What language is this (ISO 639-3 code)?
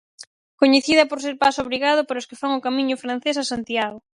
glg